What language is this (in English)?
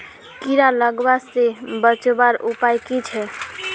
Magahi